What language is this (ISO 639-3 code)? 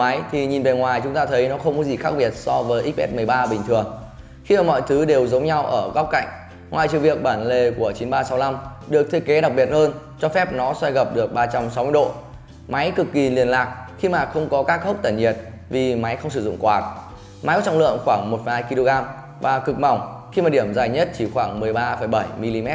vie